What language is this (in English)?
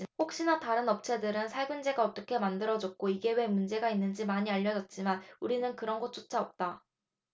Korean